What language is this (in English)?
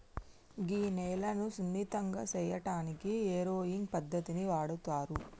Telugu